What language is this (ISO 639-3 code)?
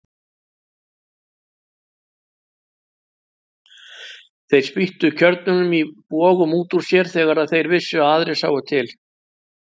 isl